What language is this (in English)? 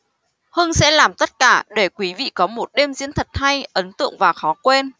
Vietnamese